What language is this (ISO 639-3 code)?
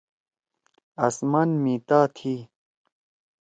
trw